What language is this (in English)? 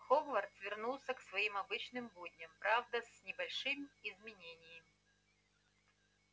Russian